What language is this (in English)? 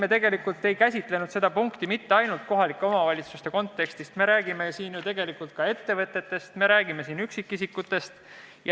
Estonian